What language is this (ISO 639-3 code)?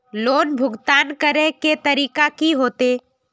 mag